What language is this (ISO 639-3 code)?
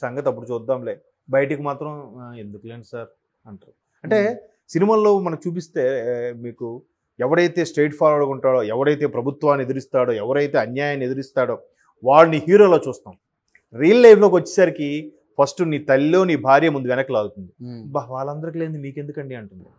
tel